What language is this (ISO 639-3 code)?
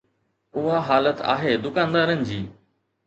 snd